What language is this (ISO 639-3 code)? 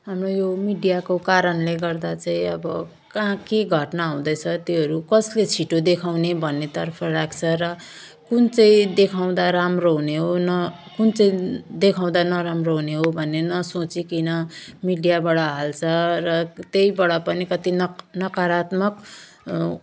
nep